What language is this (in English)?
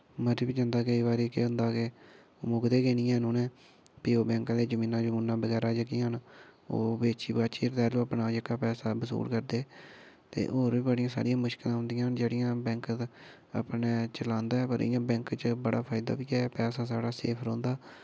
Dogri